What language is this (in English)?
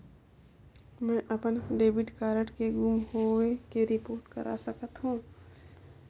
Chhattisgarhi